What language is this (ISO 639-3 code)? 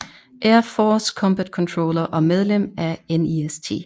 dan